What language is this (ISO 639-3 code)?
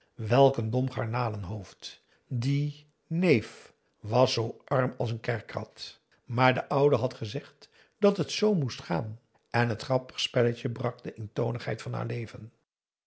nld